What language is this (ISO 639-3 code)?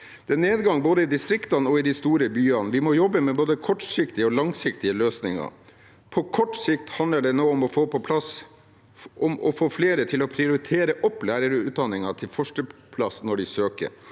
nor